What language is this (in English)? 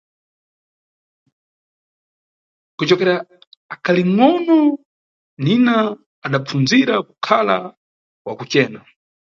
Nyungwe